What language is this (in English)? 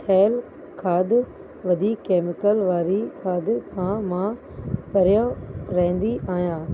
Sindhi